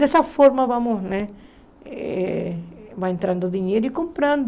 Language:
Portuguese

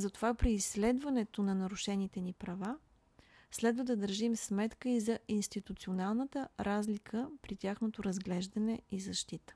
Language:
Bulgarian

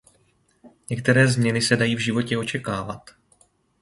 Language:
Czech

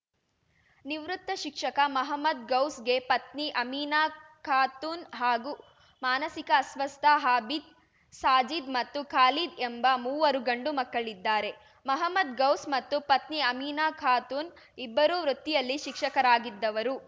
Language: Kannada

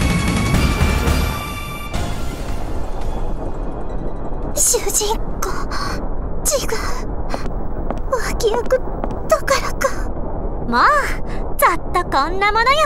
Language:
Japanese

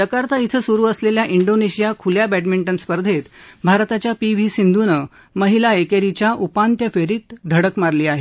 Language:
Marathi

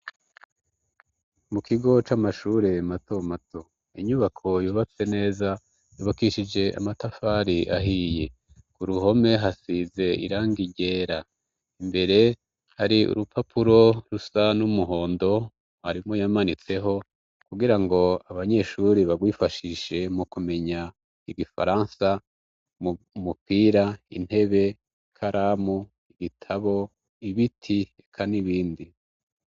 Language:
Rundi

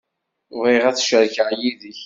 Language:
Kabyle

